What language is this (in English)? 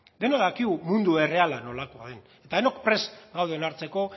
Basque